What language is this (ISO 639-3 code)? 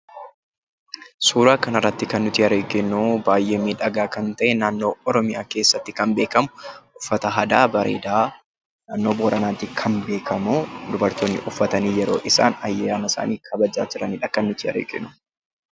orm